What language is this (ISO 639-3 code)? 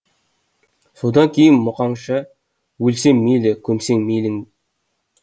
kaz